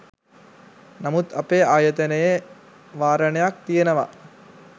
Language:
Sinhala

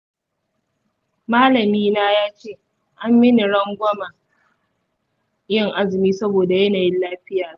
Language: Hausa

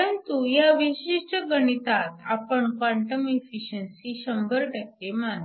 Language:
Marathi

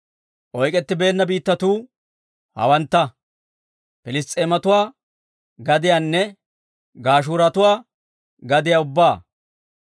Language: Dawro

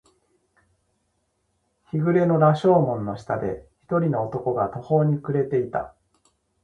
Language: Japanese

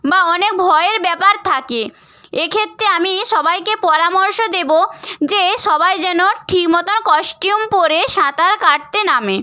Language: Bangla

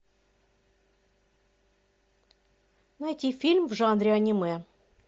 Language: Russian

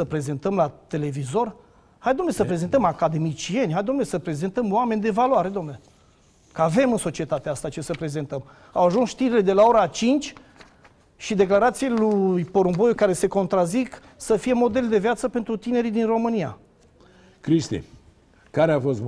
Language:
Romanian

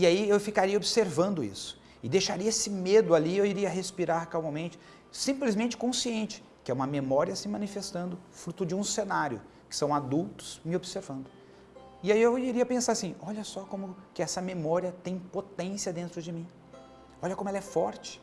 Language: Portuguese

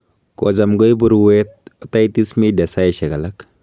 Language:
Kalenjin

